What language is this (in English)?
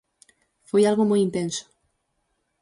Galician